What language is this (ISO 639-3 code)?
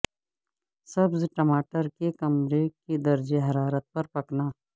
urd